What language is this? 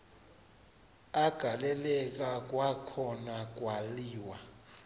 Xhosa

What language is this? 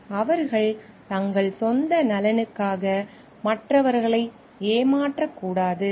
Tamil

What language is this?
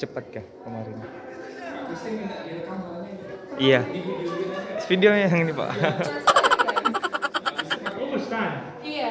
Indonesian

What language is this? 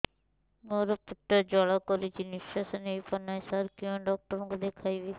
Odia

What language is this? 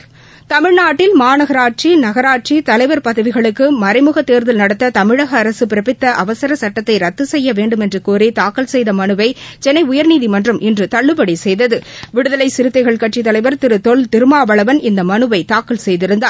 Tamil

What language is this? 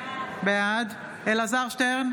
Hebrew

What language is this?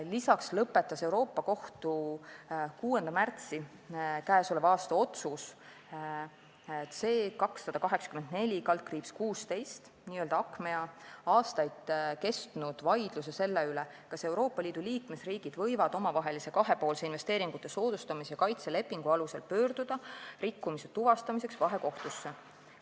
Estonian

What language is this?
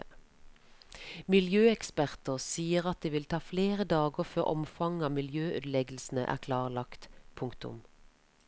Norwegian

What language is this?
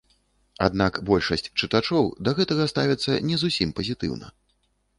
Belarusian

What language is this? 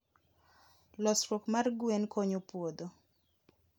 Luo (Kenya and Tanzania)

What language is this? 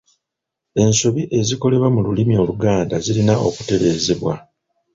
Ganda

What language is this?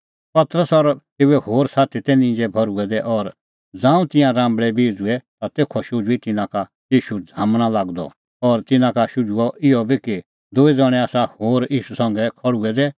Kullu Pahari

